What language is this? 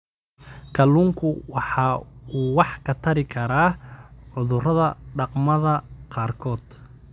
Somali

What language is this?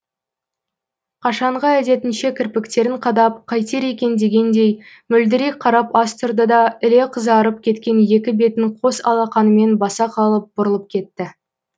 Kazakh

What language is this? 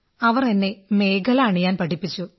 Malayalam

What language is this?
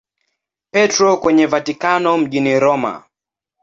Swahili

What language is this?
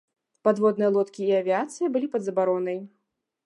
Belarusian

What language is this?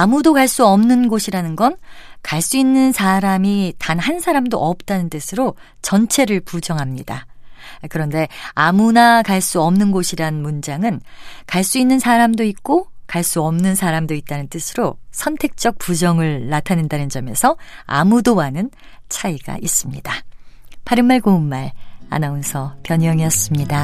Korean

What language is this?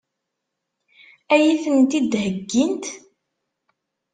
Kabyle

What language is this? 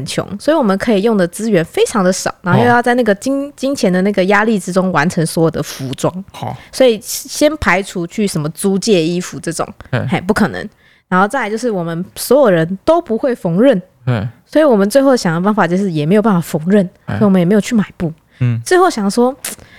Chinese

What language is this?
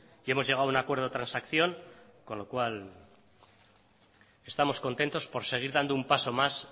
Spanish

